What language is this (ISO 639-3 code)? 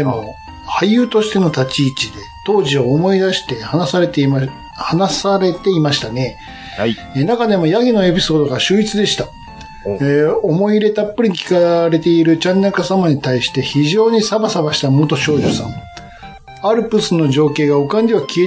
jpn